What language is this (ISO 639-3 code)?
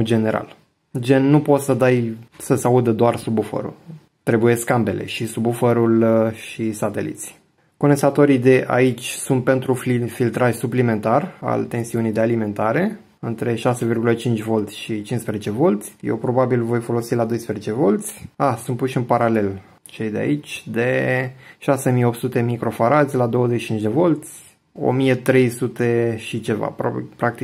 ron